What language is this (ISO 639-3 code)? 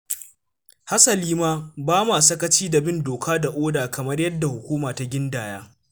hau